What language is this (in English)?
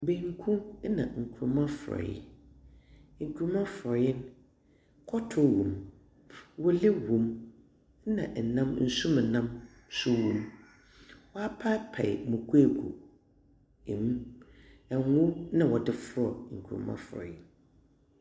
Akan